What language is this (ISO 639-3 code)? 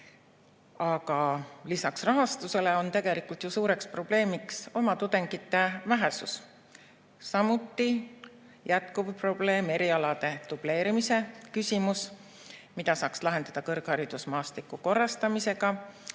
est